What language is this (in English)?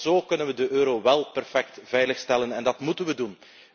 Dutch